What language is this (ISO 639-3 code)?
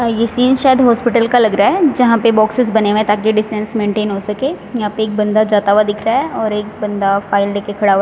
hin